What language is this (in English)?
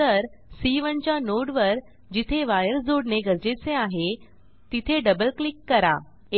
Marathi